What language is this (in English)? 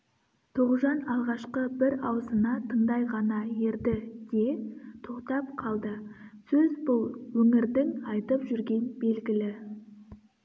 Kazakh